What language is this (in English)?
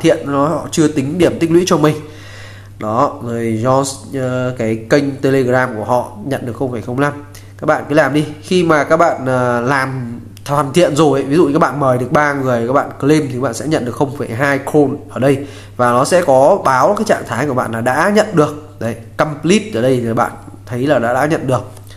Vietnamese